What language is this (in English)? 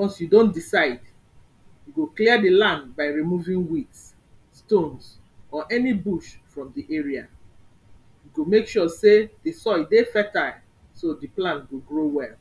Nigerian Pidgin